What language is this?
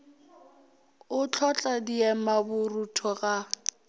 Northern Sotho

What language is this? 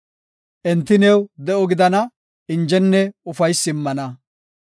Gofa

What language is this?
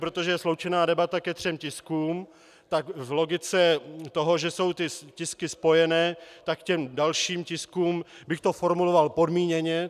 Czech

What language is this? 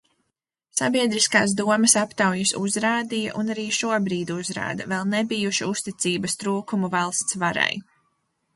Latvian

